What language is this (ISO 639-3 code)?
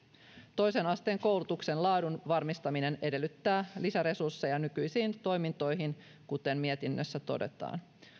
fin